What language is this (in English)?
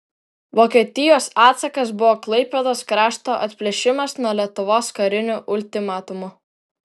Lithuanian